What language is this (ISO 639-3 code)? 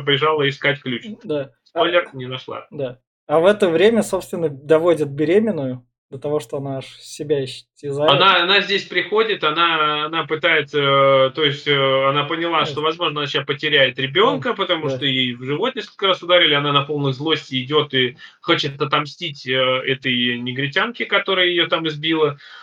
rus